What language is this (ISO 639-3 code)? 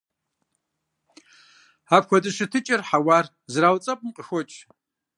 kbd